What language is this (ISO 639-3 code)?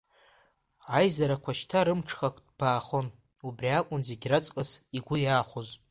abk